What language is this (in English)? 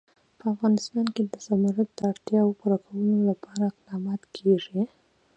Pashto